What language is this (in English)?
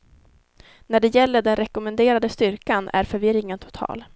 Swedish